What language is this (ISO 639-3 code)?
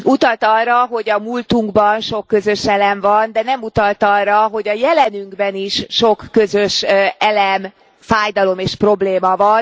hun